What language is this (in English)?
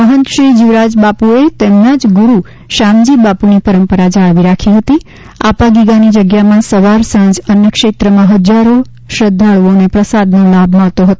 Gujarati